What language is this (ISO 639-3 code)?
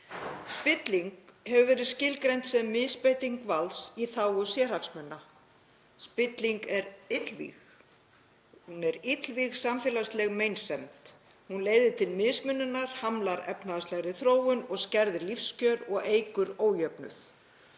isl